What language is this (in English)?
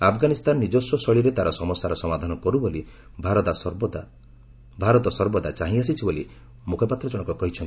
Odia